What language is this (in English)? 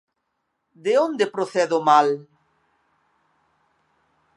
Galician